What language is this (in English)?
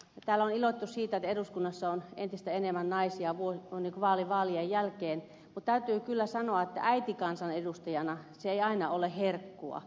Finnish